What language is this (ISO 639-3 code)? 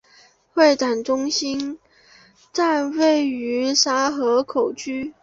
zho